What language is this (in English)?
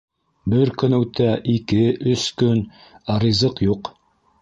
Bashkir